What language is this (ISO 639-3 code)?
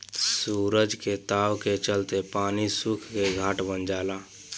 bho